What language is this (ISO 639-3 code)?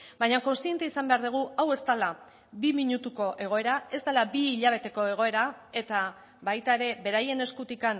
eus